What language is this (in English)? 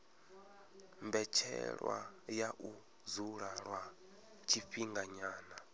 Venda